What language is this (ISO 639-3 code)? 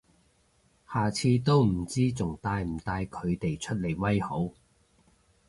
yue